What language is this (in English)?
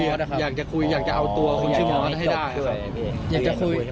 Thai